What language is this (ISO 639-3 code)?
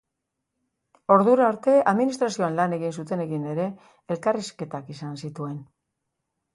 eus